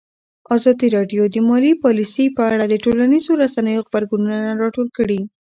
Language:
Pashto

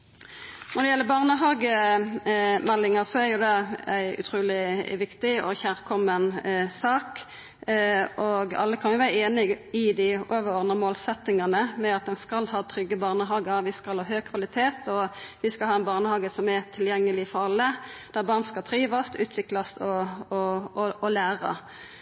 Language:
Norwegian Nynorsk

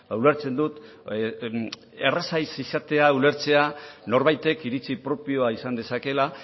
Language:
Basque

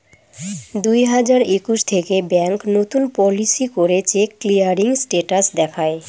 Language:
Bangla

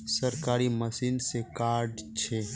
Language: Magahi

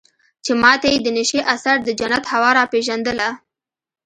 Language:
Pashto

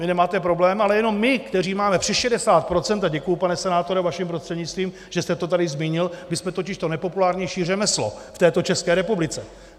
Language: Czech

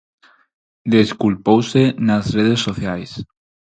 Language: Galician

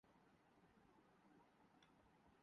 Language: Urdu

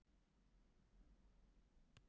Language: Icelandic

